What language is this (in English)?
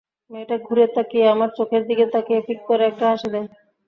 Bangla